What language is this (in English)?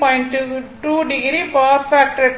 Tamil